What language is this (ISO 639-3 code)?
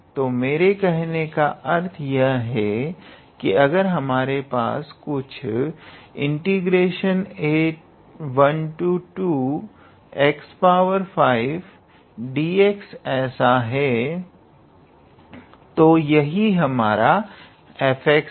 hin